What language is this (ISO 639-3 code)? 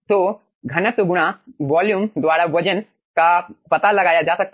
hin